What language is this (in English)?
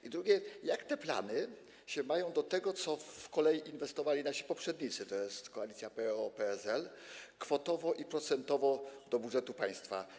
Polish